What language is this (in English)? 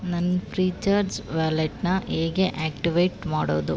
Kannada